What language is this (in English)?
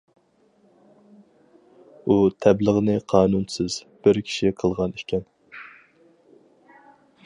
Uyghur